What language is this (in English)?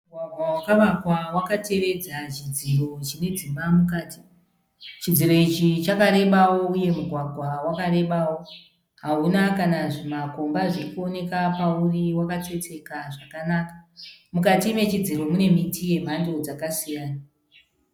Shona